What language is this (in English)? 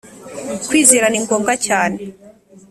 Kinyarwanda